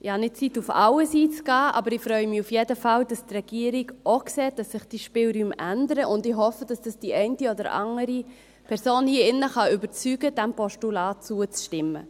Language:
Swiss German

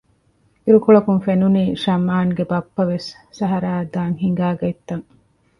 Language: Divehi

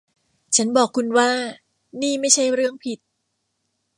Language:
Thai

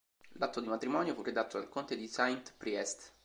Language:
Italian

